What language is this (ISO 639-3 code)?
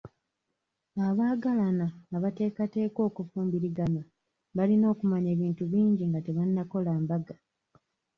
lug